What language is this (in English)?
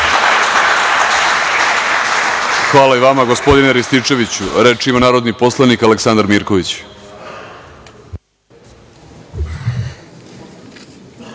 Serbian